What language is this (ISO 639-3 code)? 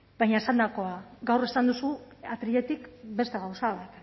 eus